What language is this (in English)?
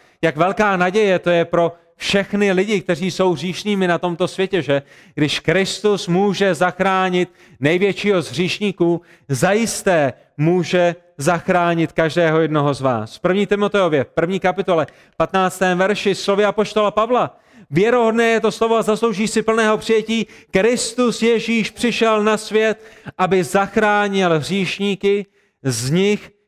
Czech